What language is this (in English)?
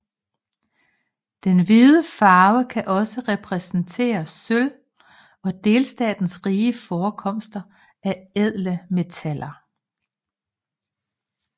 Danish